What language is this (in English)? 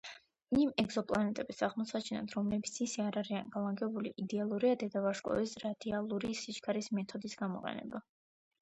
Georgian